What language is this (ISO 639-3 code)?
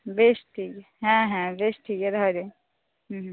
sat